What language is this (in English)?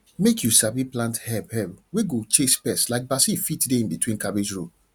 Nigerian Pidgin